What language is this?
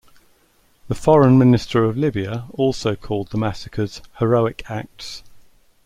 English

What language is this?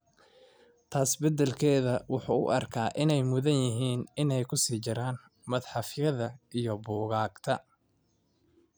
Somali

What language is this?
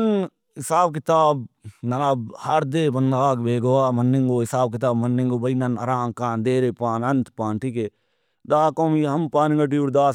Brahui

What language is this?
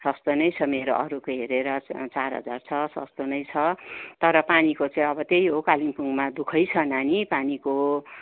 Nepali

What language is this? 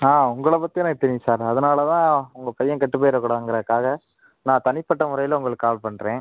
Tamil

